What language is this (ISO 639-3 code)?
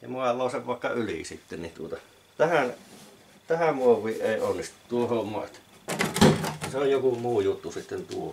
fin